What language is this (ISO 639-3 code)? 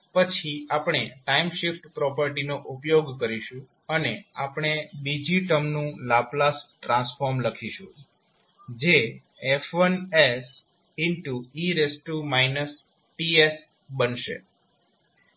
guj